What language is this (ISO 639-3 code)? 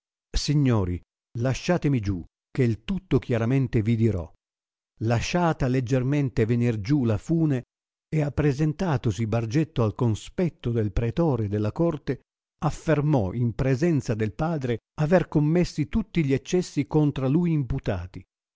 ita